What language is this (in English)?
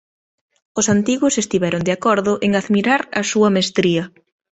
Galician